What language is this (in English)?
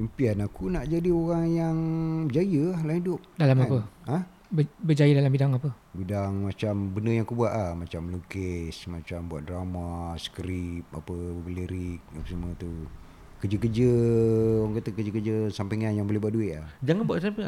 Malay